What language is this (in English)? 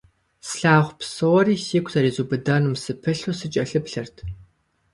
Kabardian